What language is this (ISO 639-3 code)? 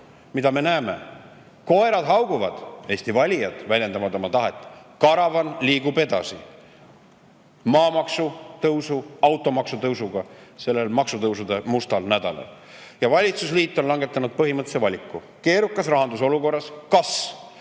est